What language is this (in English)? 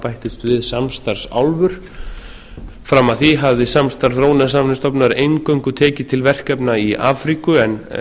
Icelandic